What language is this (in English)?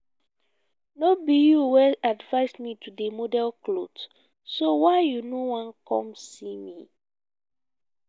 Nigerian Pidgin